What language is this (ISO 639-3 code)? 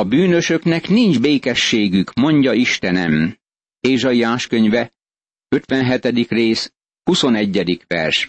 hun